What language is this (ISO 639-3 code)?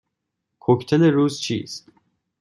fas